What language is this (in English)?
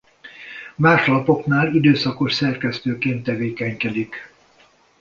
Hungarian